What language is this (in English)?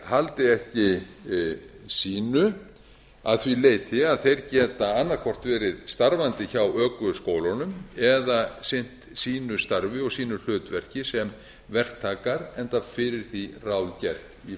Icelandic